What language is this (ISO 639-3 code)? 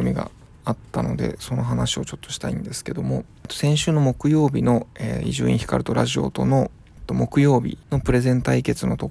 jpn